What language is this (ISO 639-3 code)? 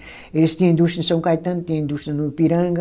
por